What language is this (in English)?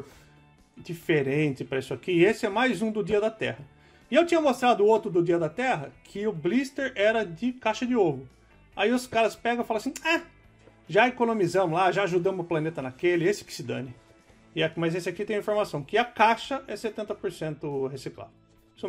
Portuguese